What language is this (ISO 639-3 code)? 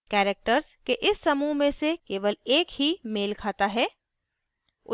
hin